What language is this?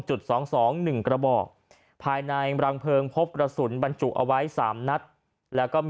Thai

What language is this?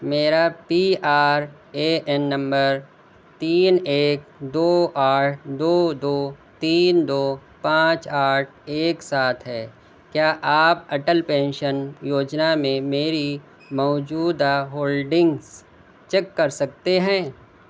Urdu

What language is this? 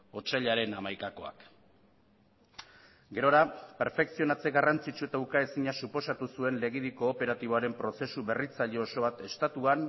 Basque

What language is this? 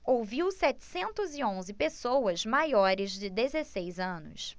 Portuguese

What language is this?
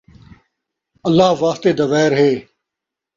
Saraiki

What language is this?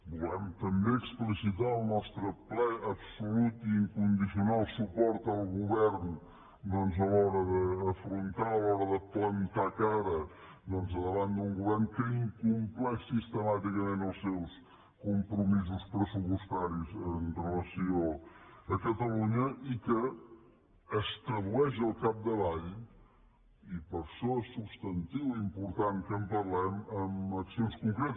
Catalan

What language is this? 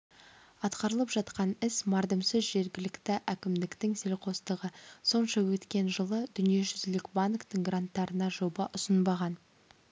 Kazakh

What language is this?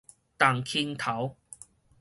Min Nan Chinese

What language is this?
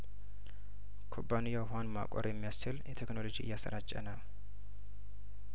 Amharic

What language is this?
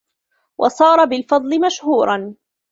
Arabic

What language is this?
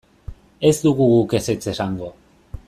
Basque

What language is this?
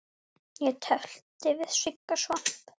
Icelandic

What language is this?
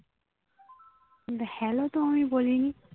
Bangla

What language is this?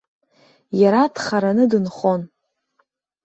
Abkhazian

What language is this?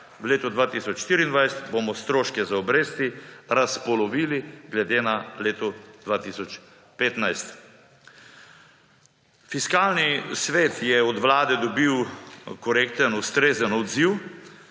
Slovenian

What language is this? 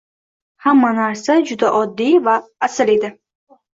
Uzbek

